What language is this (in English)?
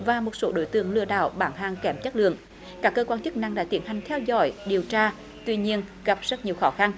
Vietnamese